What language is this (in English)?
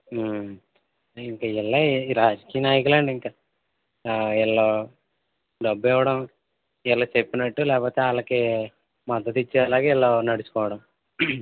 Telugu